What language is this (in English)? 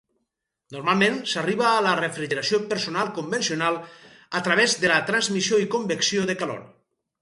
Catalan